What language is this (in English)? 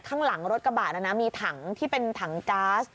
Thai